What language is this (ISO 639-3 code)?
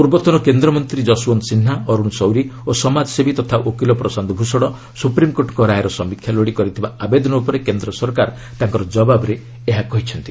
ori